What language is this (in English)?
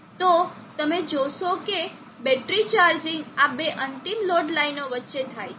Gujarati